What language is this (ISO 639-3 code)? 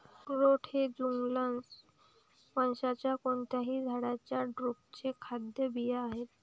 mar